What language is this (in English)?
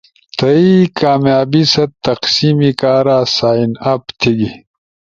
Ushojo